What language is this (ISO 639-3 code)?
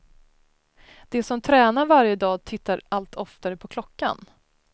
swe